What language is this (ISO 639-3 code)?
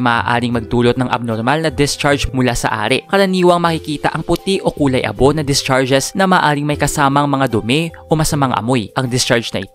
fil